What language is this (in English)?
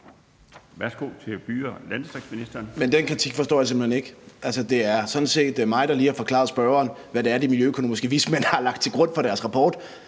Danish